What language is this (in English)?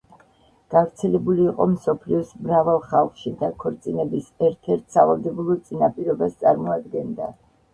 Georgian